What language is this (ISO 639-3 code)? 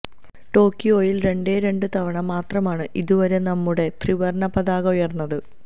mal